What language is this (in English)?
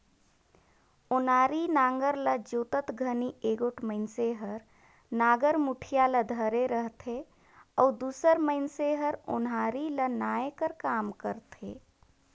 Chhattisgarhi